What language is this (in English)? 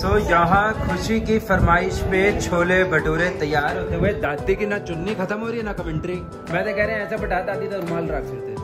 Hindi